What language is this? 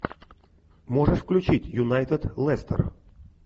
Russian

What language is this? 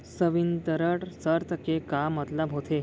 Chhattisgarhi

